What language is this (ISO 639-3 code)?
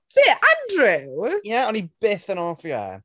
cym